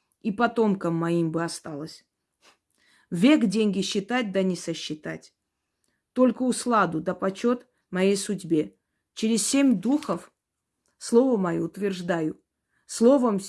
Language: Russian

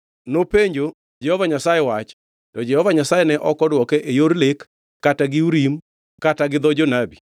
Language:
Luo (Kenya and Tanzania)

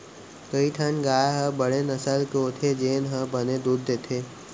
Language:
Chhattisgarhi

